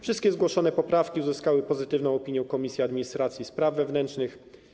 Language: Polish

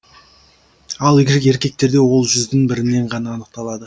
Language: Kazakh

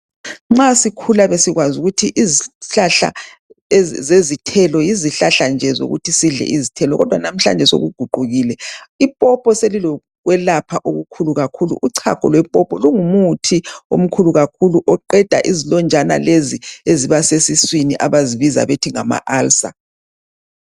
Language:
North Ndebele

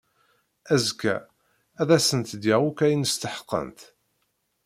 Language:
Kabyle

